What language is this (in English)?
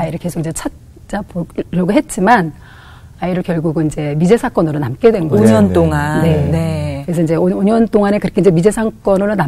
Korean